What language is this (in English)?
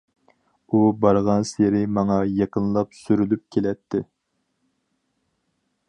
Uyghur